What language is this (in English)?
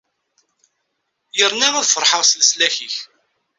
Kabyle